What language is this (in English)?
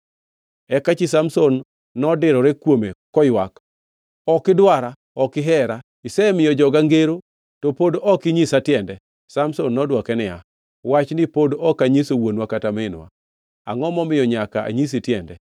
Luo (Kenya and Tanzania)